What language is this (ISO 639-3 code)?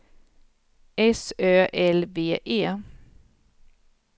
swe